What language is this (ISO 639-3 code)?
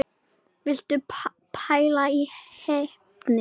isl